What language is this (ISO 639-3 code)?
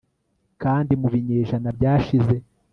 kin